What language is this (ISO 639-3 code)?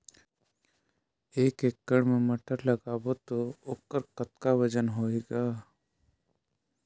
hne